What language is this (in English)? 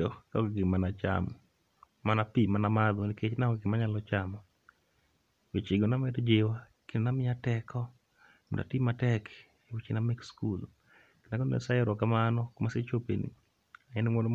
Luo (Kenya and Tanzania)